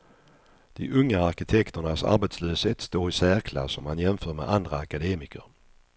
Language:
Swedish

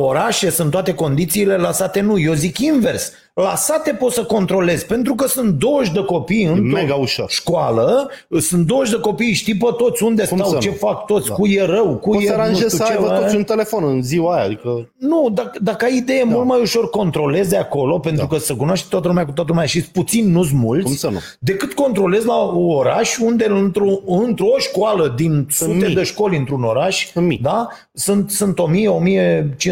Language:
Romanian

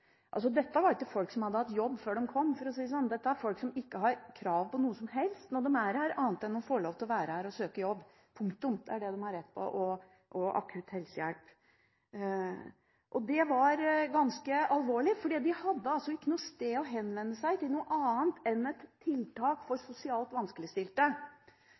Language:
Norwegian Bokmål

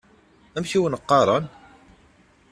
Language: Kabyle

